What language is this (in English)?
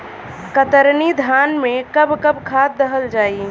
Bhojpuri